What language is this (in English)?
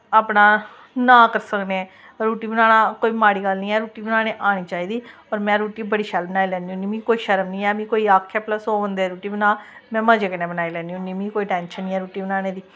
Dogri